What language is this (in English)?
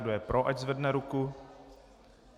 Czech